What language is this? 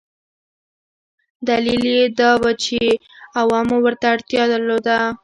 Pashto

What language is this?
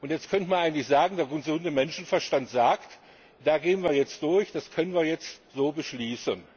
German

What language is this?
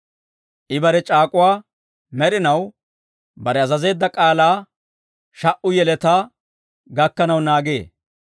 Dawro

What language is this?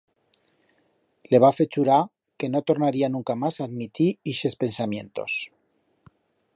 Aragonese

